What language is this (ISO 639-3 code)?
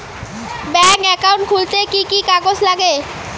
ben